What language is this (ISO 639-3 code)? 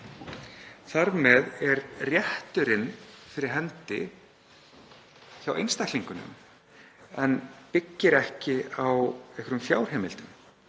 isl